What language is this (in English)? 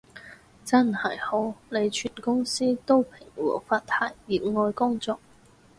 Cantonese